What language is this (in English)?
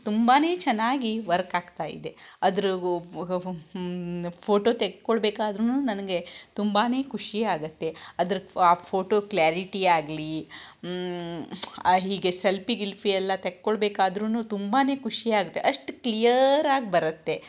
Kannada